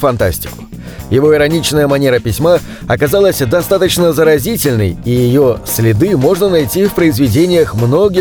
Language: Russian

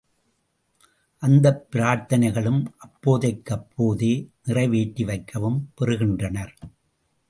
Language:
Tamil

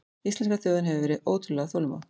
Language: Icelandic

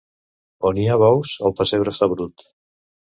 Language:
Catalan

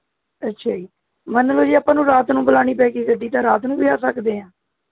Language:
Punjabi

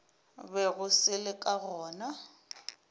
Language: Northern Sotho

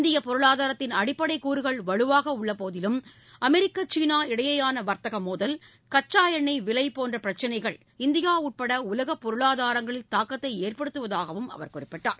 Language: Tamil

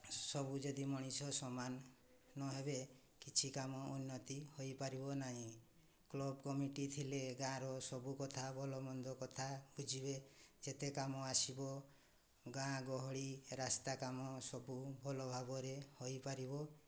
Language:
Odia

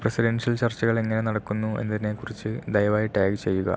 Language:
Malayalam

